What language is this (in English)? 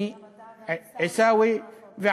Hebrew